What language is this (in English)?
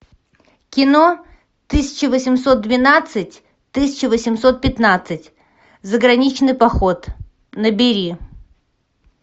Russian